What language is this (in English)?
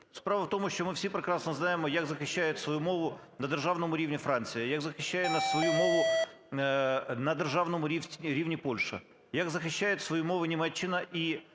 Ukrainian